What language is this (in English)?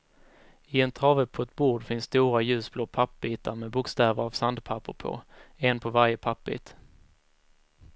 Swedish